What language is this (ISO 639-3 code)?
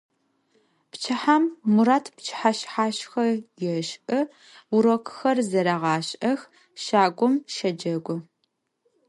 ady